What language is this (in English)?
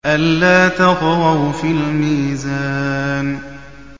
Arabic